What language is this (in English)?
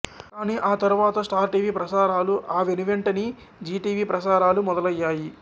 Telugu